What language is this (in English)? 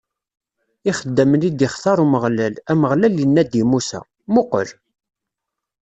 Kabyle